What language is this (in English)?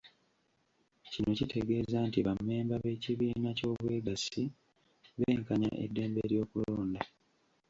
Ganda